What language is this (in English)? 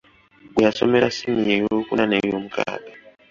Ganda